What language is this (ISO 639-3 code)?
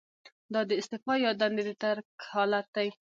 pus